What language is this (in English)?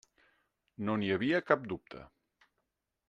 Catalan